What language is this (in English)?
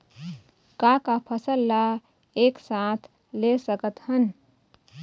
Chhattisgarhi